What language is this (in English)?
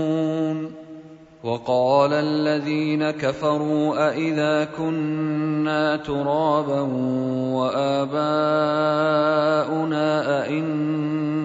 Arabic